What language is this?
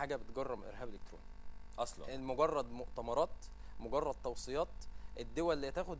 Arabic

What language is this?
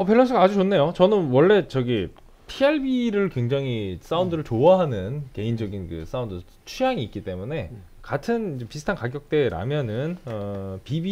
Korean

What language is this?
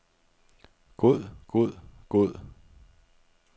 Danish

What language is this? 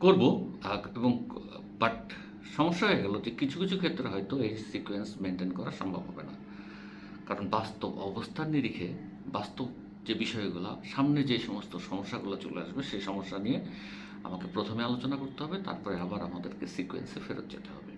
Bangla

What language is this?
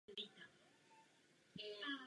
Czech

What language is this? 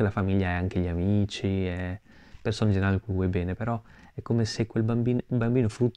Italian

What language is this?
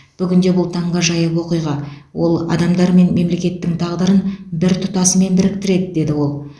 Kazakh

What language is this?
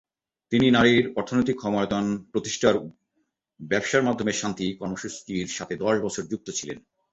Bangla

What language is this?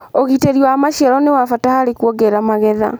Kikuyu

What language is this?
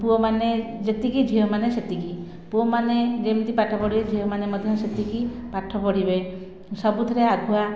Odia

